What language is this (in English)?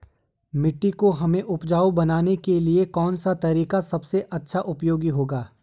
Hindi